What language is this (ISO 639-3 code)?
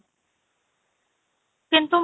ori